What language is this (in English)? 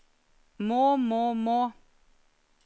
Norwegian